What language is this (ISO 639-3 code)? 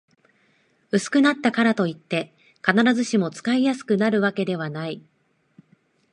jpn